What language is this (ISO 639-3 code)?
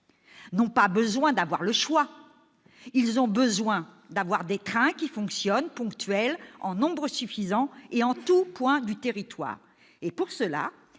fra